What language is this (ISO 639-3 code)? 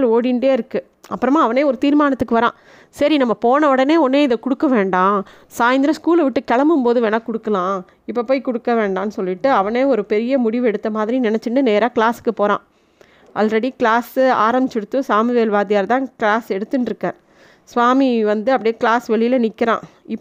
tam